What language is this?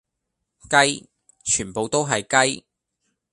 Cantonese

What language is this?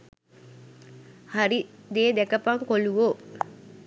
Sinhala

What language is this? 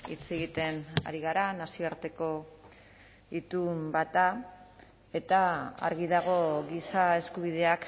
Basque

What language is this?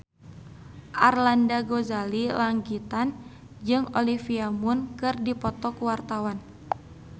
Sundanese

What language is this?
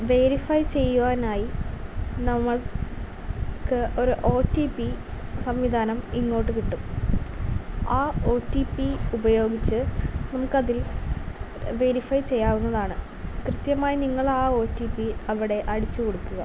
Malayalam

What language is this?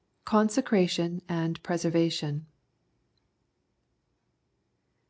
English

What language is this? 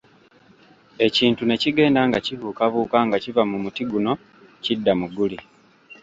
Ganda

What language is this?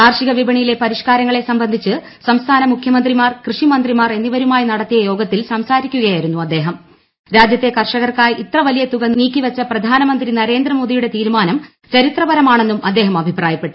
Malayalam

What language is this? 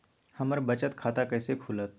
Magahi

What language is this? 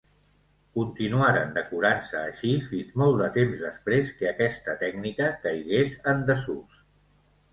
Catalan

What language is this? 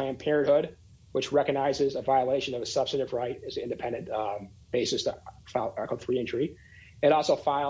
English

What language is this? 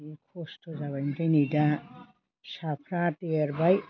Bodo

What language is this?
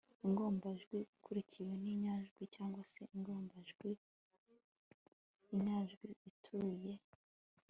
Kinyarwanda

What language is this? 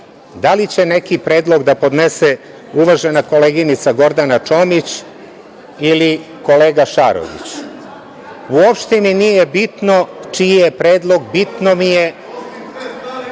Serbian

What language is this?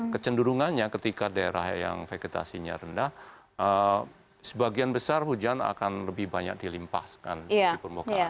Indonesian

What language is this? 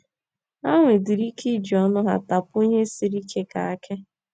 Igbo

